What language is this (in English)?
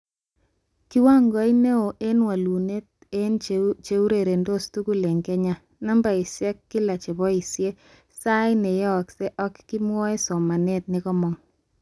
Kalenjin